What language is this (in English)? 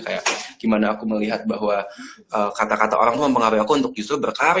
Indonesian